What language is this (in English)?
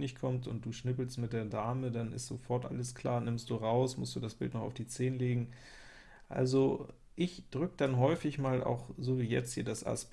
German